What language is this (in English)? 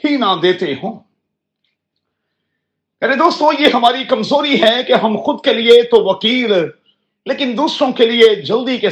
Urdu